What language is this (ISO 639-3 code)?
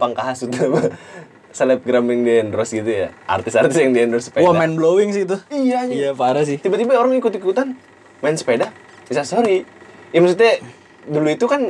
ind